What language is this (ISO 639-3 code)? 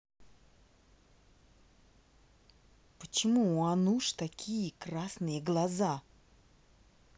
rus